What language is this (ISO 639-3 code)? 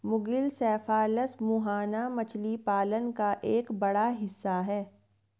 hin